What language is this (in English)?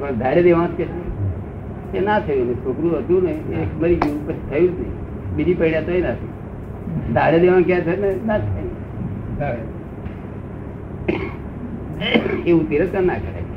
Gujarati